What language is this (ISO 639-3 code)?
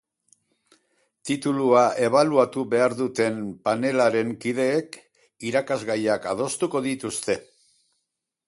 eus